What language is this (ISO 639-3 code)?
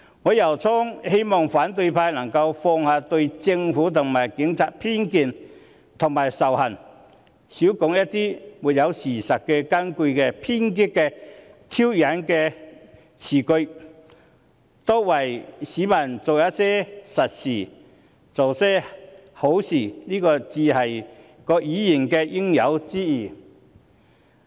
yue